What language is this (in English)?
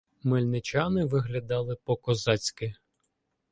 Ukrainian